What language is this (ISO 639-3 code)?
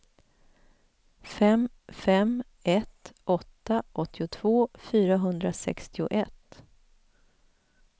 swe